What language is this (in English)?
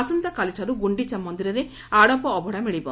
Odia